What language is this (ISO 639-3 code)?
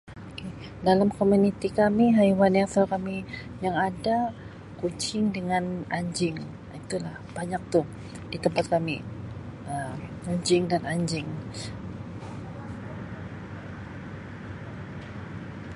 msi